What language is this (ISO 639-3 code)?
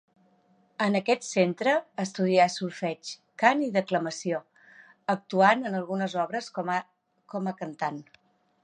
cat